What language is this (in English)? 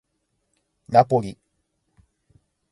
Japanese